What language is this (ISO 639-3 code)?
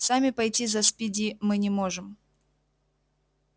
rus